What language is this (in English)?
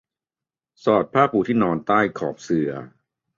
Thai